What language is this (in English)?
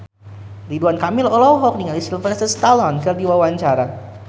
Sundanese